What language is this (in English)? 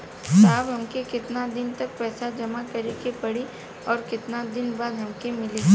Bhojpuri